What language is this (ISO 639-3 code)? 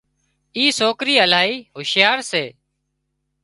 kxp